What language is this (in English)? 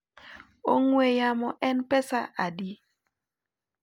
Luo (Kenya and Tanzania)